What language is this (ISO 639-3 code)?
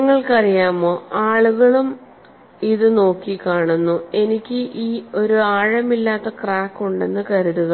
mal